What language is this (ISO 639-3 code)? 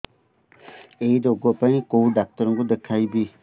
ori